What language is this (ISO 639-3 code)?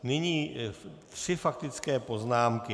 ces